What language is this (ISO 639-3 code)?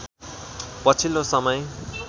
nep